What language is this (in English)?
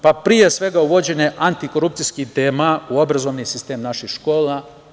Serbian